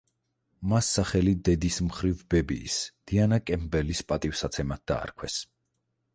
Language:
Georgian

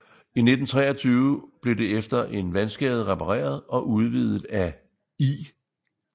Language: Danish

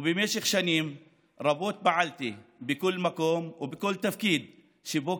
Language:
Hebrew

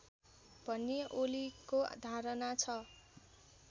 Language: Nepali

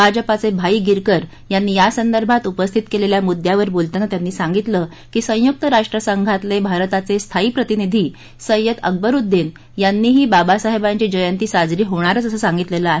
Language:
Marathi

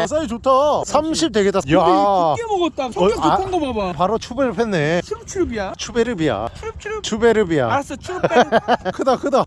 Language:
Korean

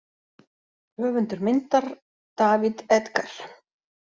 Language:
Icelandic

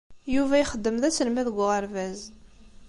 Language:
Kabyle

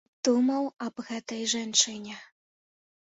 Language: Belarusian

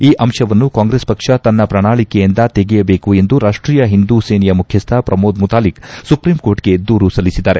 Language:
Kannada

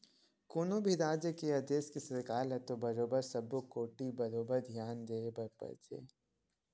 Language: Chhattisgarhi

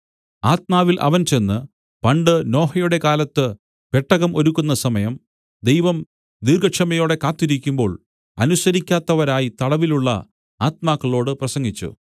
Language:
Malayalam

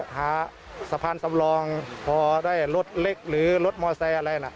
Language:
Thai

